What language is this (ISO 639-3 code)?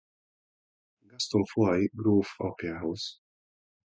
hun